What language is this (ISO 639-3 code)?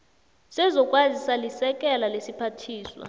nbl